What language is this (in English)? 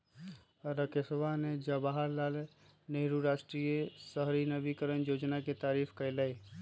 Magahi